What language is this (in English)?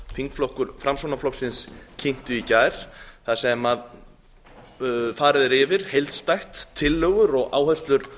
Icelandic